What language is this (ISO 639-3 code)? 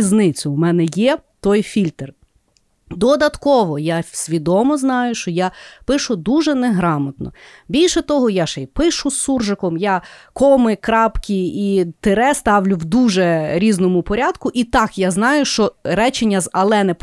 ukr